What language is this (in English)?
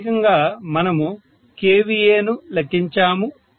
Telugu